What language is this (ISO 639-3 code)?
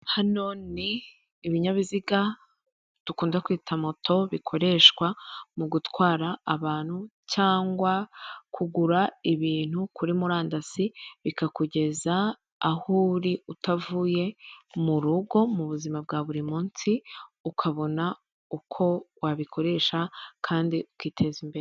kin